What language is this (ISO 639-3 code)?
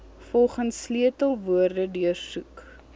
afr